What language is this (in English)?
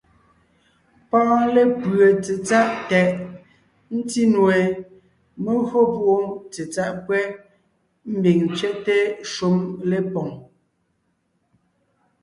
Ngiemboon